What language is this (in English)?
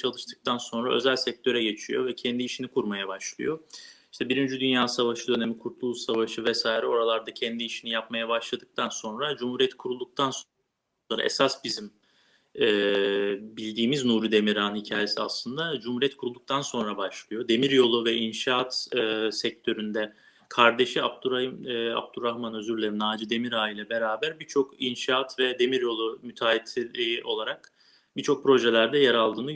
Turkish